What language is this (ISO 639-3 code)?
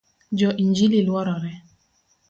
luo